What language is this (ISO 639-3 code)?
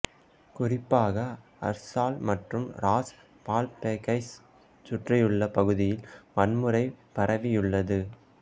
tam